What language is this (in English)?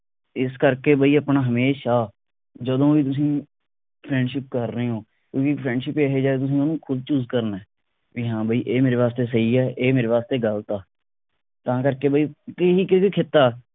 Punjabi